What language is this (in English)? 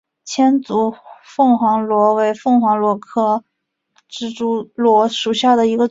Chinese